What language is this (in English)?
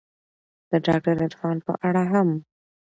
Pashto